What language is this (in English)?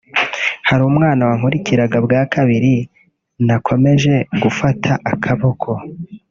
Kinyarwanda